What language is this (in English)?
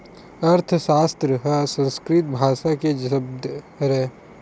Chhattisgarhi